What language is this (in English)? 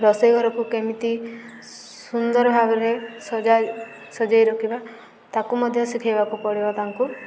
Odia